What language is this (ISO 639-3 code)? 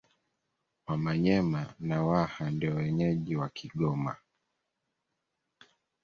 swa